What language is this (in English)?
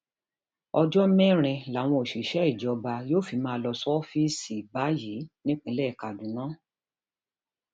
Yoruba